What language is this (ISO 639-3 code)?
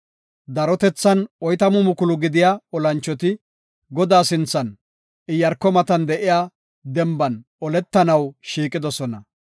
gof